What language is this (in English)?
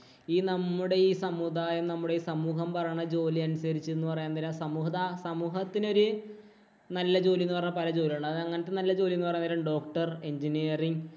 Malayalam